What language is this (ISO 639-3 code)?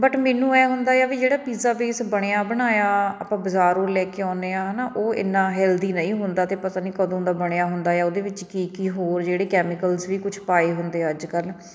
pan